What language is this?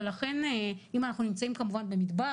Hebrew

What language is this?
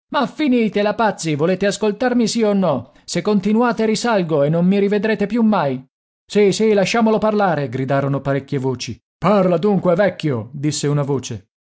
Italian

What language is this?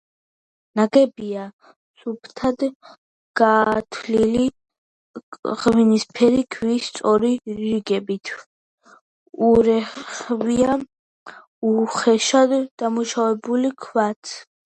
Georgian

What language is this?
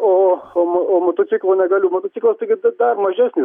Lithuanian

